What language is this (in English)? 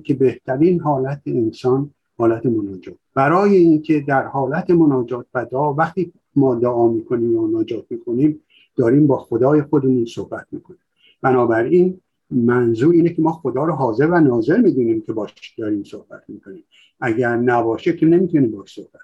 Persian